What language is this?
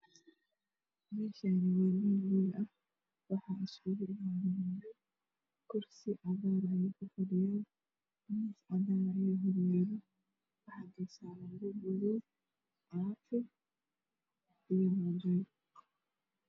Somali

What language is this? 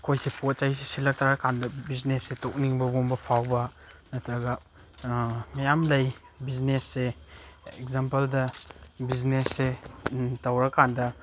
Manipuri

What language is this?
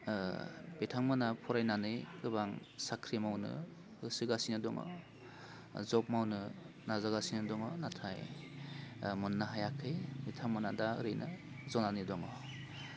Bodo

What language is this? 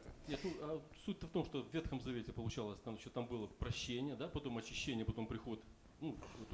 Russian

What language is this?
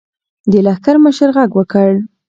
Pashto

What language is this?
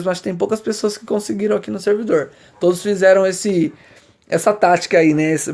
Portuguese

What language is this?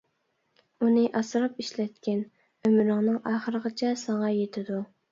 Uyghur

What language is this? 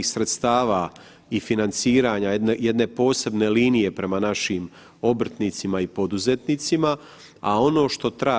Croatian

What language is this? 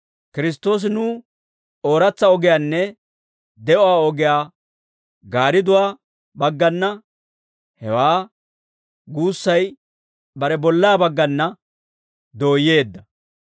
Dawro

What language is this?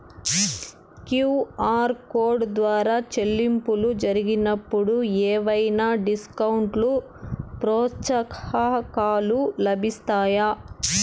Telugu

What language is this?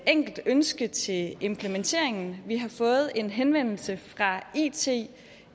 Danish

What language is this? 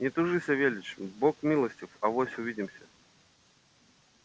Russian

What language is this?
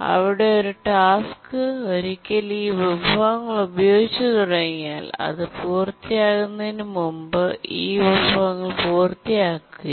Malayalam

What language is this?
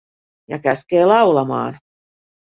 Finnish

